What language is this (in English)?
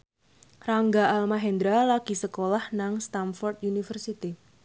Javanese